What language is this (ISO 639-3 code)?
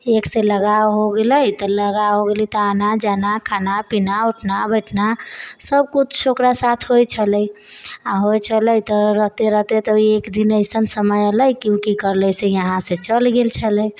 mai